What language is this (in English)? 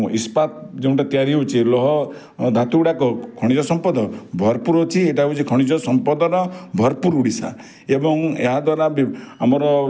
Odia